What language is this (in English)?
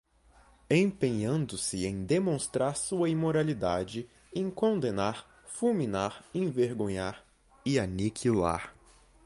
Portuguese